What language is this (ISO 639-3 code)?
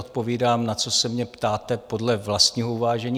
ces